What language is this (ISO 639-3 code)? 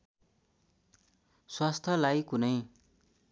nep